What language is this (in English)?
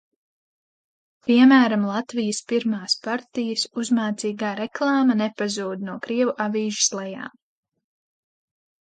Latvian